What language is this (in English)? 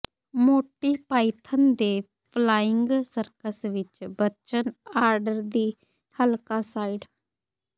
Punjabi